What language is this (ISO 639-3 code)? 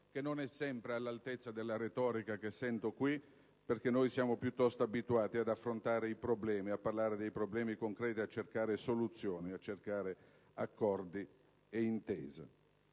ita